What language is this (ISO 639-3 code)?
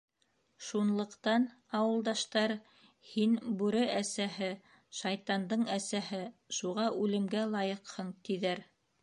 bak